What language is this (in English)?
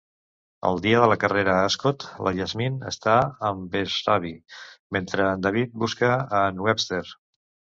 Catalan